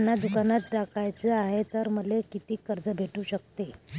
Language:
Marathi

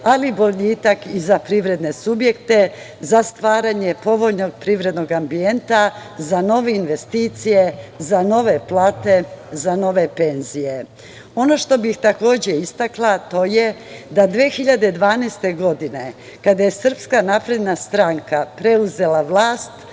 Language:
Serbian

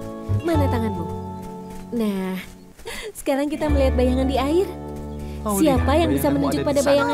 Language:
Indonesian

